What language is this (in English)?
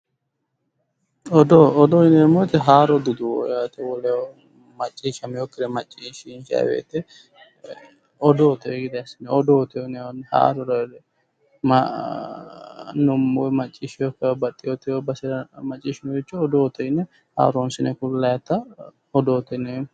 Sidamo